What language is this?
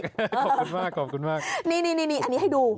Thai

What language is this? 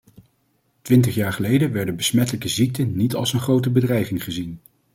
Dutch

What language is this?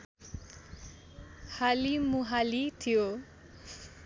Nepali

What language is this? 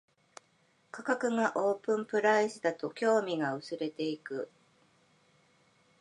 Japanese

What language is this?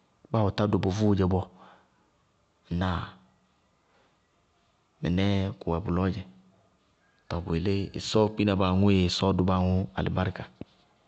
Bago-Kusuntu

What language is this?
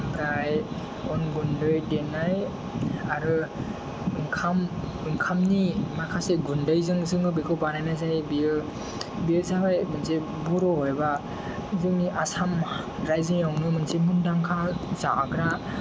Bodo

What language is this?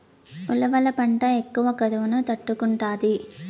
Telugu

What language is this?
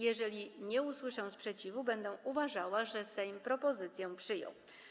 Polish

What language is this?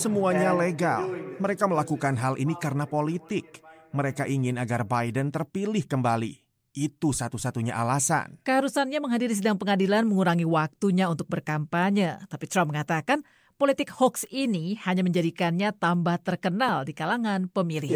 Indonesian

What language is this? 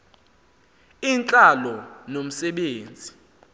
Xhosa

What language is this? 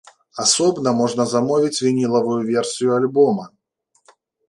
Belarusian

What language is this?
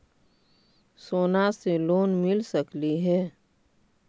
Magahi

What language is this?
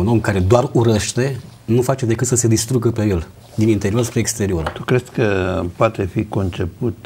Romanian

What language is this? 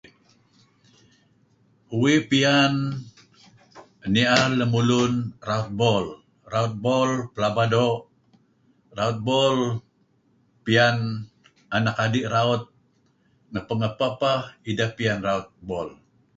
Kelabit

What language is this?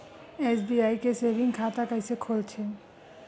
Chhattisgarhi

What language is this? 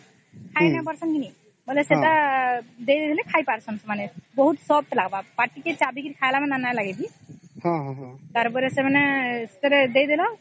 Odia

